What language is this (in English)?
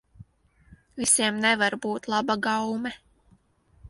Latvian